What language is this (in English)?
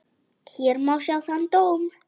Icelandic